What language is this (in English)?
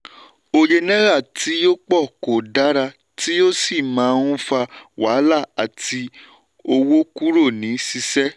Yoruba